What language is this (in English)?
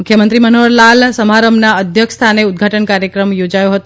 Gujarati